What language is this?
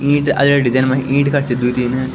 Garhwali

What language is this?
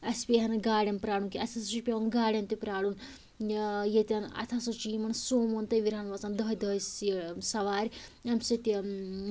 Kashmiri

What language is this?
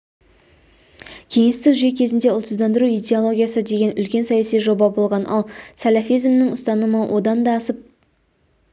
Kazakh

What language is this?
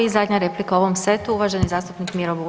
Croatian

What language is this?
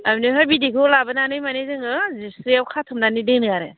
Bodo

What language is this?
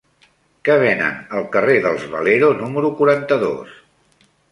Catalan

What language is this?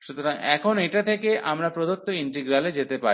Bangla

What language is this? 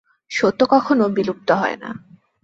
Bangla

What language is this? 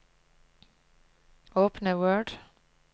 Norwegian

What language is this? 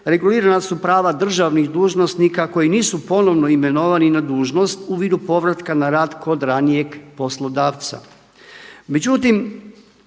Croatian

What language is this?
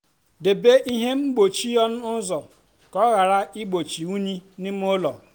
Igbo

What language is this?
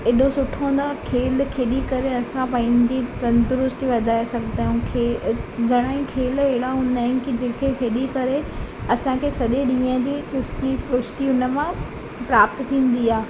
Sindhi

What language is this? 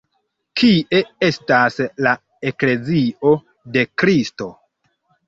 Esperanto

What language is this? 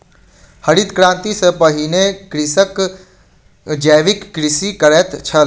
Maithili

